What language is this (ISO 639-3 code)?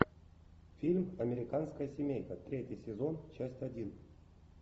rus